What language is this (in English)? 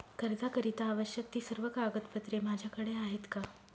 Marathi